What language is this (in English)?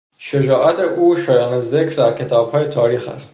Persian